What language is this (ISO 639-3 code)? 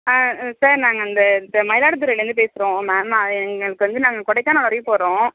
tam